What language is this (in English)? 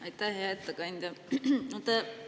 Estonian